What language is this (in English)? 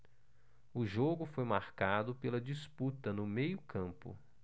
Portuguese